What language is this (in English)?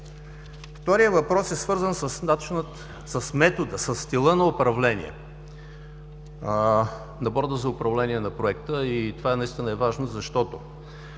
Bulgarian